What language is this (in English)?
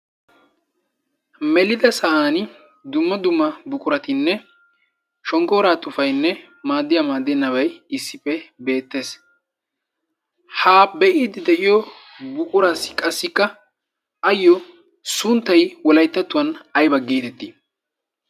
Wolaytta